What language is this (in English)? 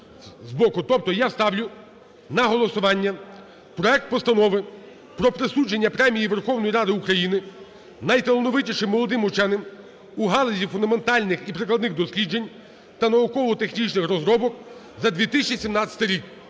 Ukrainian